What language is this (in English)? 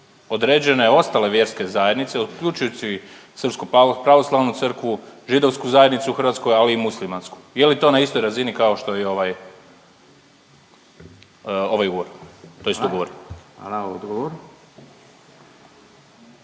Croatian